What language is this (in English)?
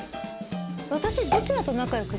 Japanese